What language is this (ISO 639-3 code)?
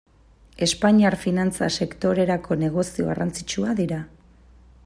eus